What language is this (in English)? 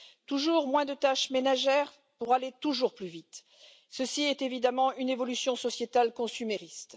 French